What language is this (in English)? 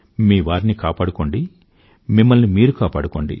Telugu